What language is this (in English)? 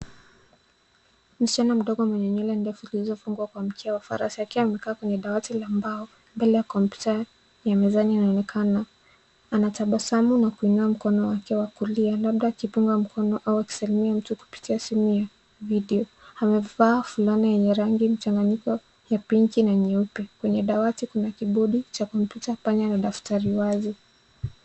Swahili